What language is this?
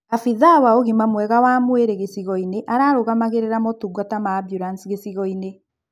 Kikuyu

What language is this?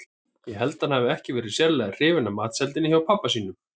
Icelandic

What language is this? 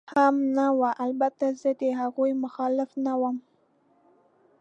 Pashto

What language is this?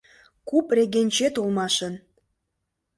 Mari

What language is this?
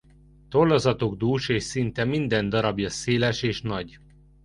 Hungarian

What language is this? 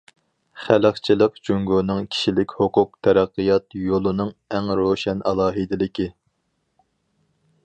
Uyghur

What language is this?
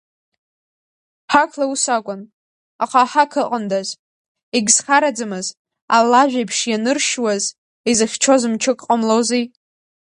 Abkhazian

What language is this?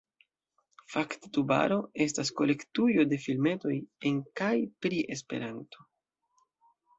Esperanto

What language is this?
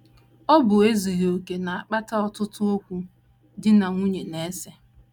Igbo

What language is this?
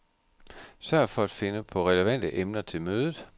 Danish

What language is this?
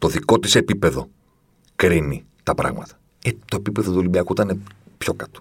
Greek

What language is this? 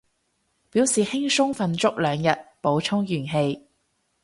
Cantonese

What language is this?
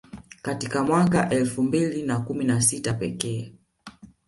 Swahili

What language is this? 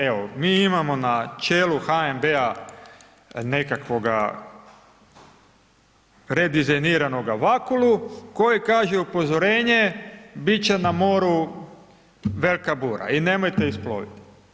Croatian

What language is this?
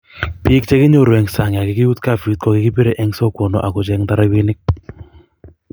Kalenjin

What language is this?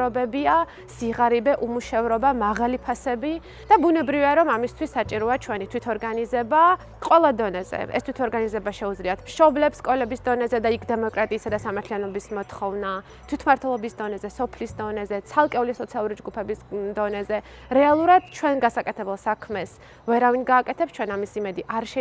Arabic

